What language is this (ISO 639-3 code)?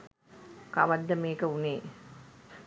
sin